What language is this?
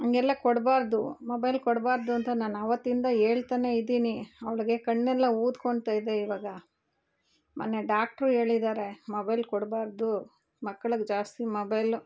Kannada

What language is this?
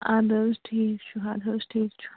Kashmiri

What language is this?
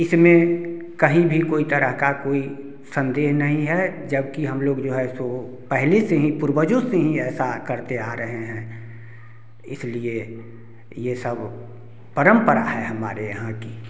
Hindi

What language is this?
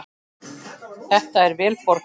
Icelandic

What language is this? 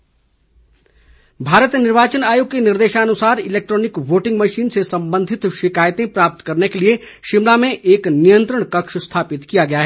Hindi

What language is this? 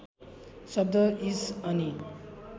Nepali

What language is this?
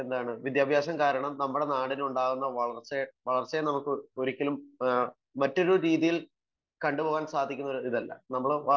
Malayalam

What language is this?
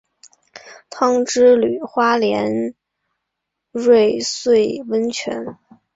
Chinese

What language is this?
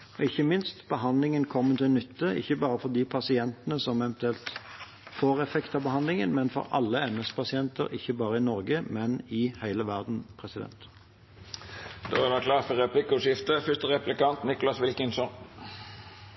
Norwegian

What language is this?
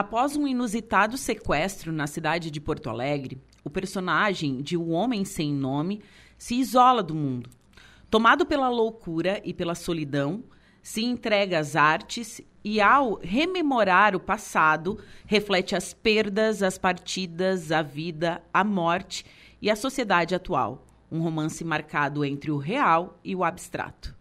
Portuguese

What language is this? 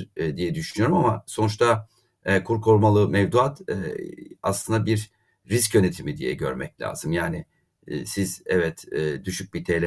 Turkish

